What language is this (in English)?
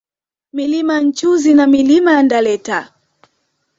Swahili